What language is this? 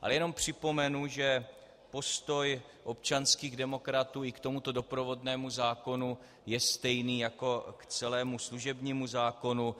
Czech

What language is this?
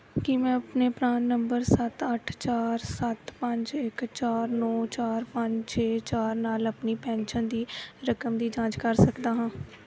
Punjabi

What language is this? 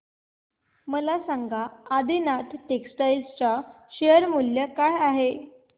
Marathi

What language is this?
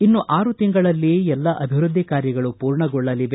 Kannada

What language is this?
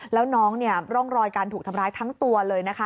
Thai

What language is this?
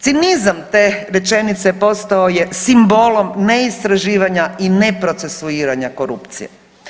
Croatian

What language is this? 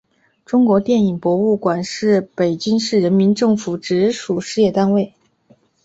Chinese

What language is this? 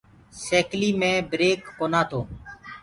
Gurgula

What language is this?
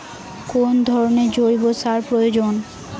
Bangla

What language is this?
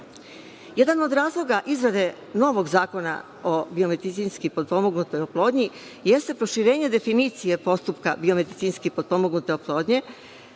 Serbian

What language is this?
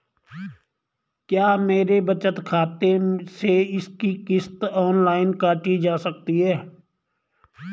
Hindi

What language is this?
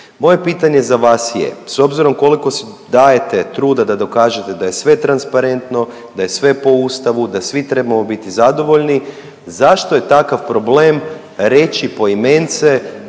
Croatian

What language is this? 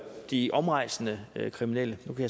Danish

